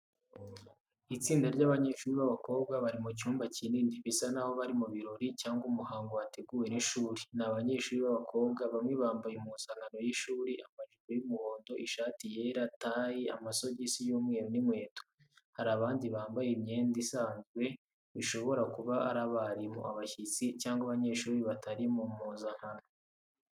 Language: Kinyarwanda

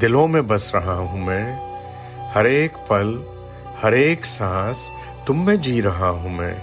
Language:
Urdu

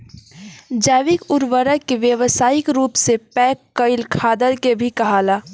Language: Bhojpuri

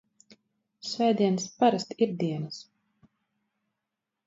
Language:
Latvian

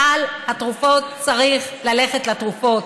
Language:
Hebrew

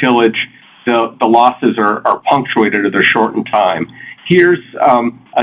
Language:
English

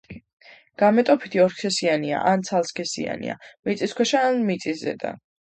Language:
Georgian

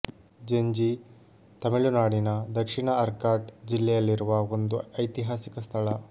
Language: Kannada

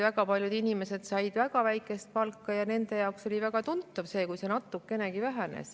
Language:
Estonian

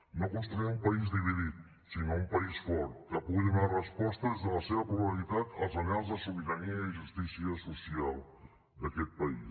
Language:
Catalan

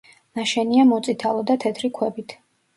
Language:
Georgian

